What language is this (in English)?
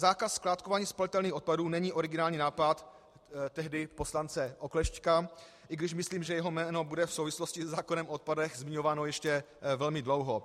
Czech